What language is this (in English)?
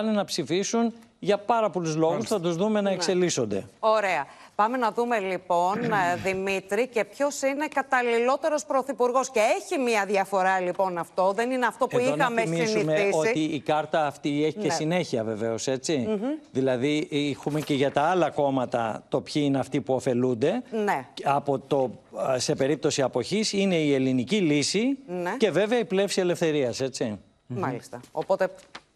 Greek